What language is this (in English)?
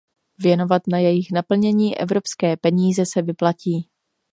Czech